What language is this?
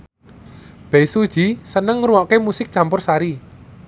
Javanese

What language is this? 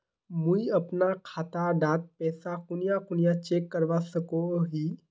Magahi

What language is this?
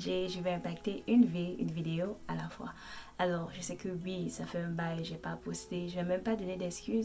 French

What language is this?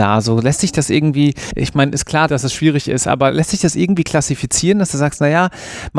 German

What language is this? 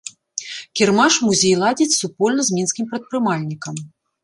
Belarusian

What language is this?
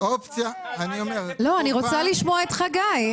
Hebrew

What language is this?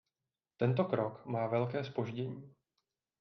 Czech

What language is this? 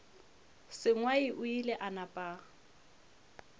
Northern Sotho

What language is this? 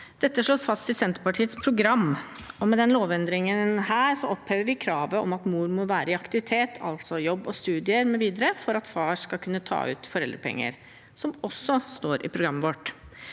Norwegian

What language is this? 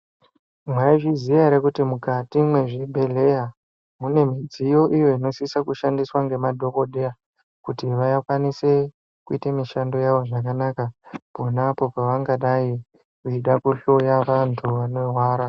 Ndau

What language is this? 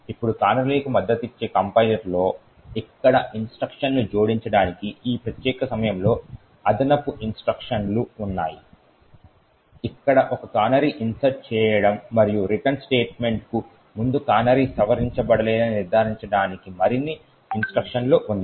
Telugu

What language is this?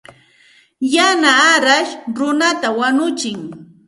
Santa Ana de Tusi Pasco Quechua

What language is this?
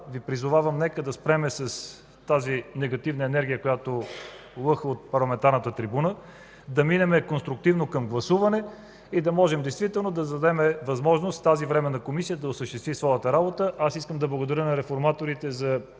Bulgarian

